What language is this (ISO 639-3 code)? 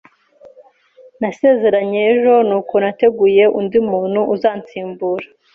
kin